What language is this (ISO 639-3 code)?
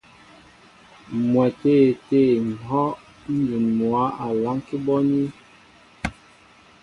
mbo